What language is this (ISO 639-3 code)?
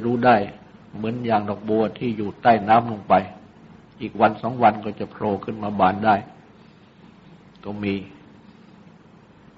tha